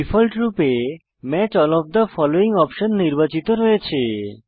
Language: Bangla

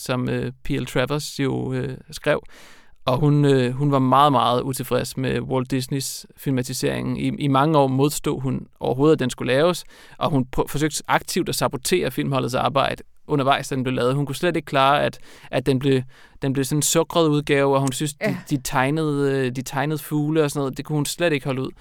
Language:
Danish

